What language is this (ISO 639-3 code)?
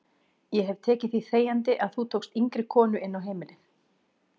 isl